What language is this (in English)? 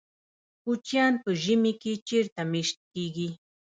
Pashto